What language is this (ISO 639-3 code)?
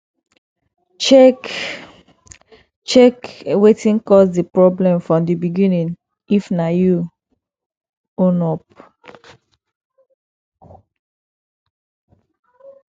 pcm